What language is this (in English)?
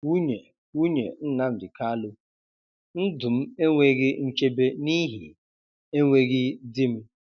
Igbo